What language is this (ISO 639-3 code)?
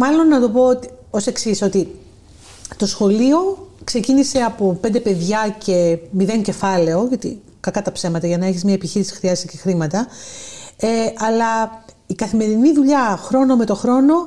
ell